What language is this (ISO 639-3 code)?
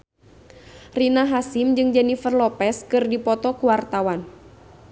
sun